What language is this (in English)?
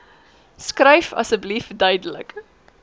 Afrikaans